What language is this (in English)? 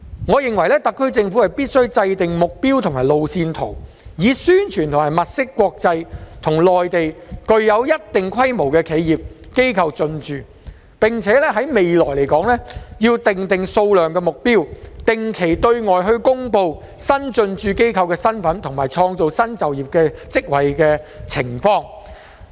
Cantonese